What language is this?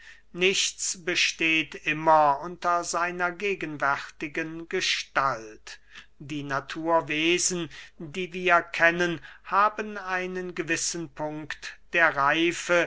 German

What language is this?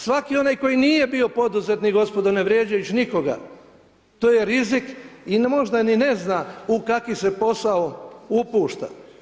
Croatian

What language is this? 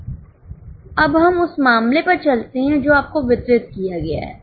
Hindi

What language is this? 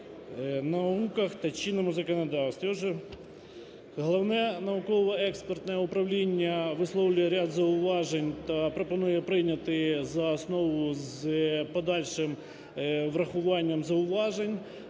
Ukrainian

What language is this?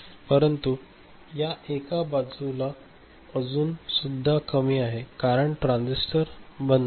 Marathi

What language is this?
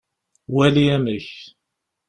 Kabyle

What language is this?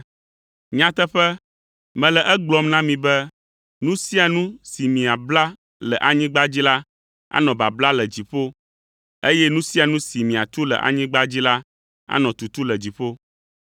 Ewe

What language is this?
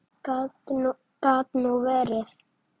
Icelandic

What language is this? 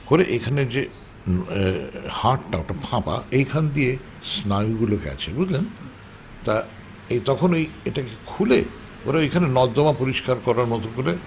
Bangla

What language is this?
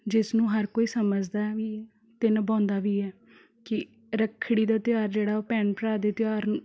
Punjabi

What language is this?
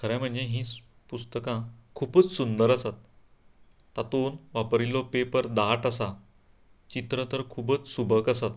Konkani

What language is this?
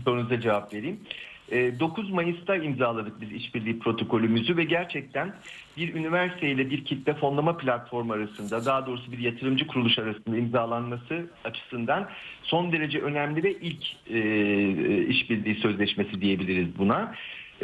Turkish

